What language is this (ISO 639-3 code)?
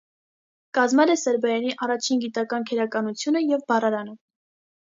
hye